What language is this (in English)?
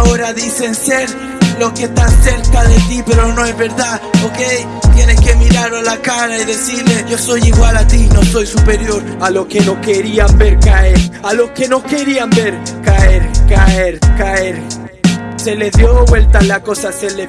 Spanish